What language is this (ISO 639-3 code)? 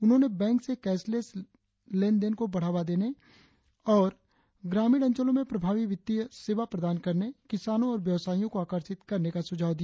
hin